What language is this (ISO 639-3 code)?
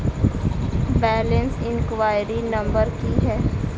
mai